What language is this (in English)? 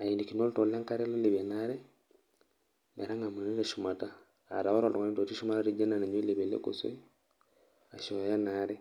Masai